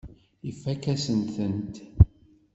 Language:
Kabyle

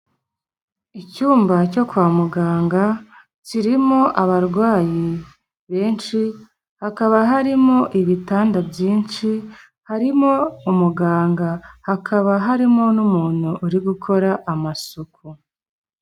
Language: Kinyarwanda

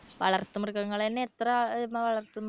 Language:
Malayalam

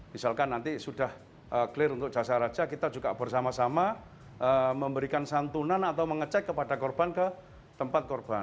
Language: Indonesian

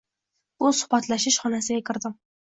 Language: Uzbek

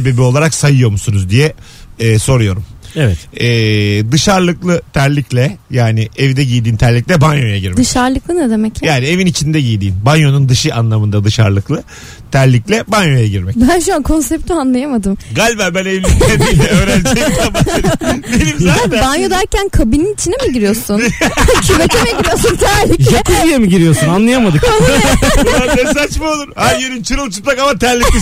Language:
Turkish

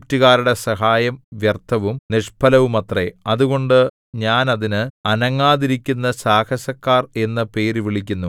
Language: Malayalam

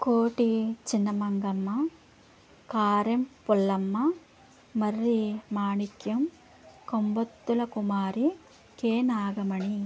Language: Telugu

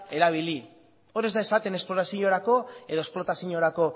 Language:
Basque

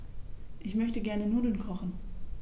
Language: German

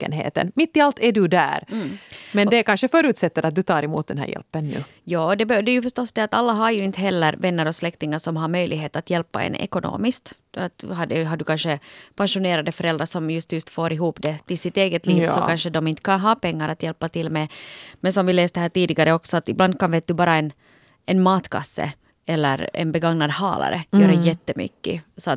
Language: Swedish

